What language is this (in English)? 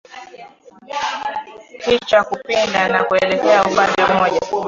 Swahili